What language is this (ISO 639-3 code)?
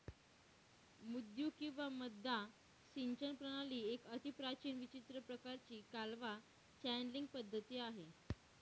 mar